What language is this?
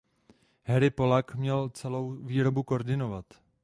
Czech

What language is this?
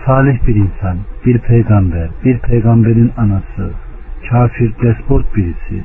Turkish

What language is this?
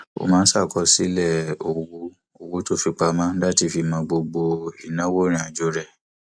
Yoruba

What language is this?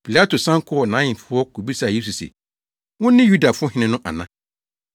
Akan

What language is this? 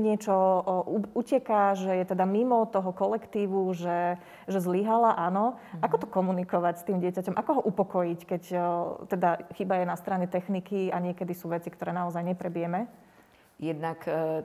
Slovak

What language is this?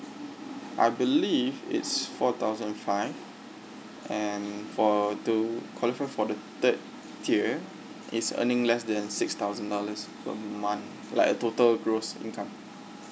English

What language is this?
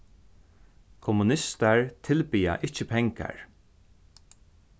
Faroese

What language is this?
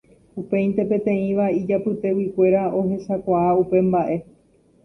Guarani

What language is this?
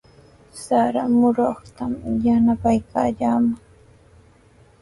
Sihuas Ancash Quechua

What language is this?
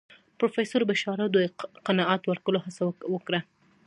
Pashto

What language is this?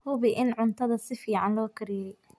Somali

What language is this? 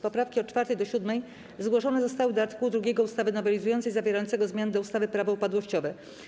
Polish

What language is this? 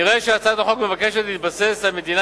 Hebrew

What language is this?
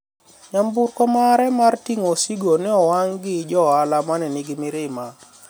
Luo (Kenya and Tanzania)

